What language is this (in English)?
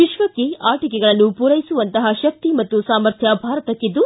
Kannada